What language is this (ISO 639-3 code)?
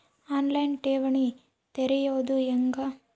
kan